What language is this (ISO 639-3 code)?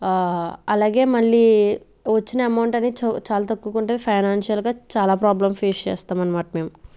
tel